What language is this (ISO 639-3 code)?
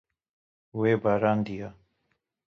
kur